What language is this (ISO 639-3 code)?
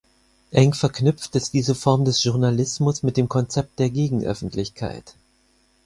deu